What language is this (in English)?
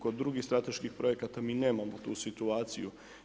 Croatian